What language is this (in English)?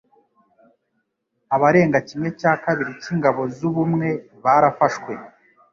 Kinyarwanda